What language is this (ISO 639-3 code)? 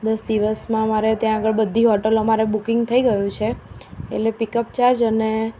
guj